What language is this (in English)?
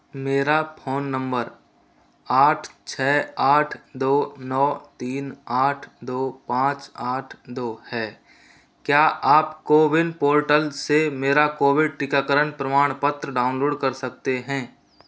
Hindi